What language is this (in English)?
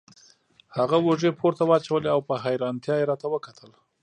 Pashto